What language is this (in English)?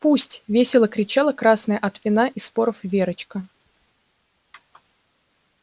Russian